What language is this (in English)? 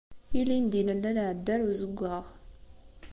Kabyle